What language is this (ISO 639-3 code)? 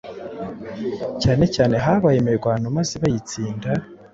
kin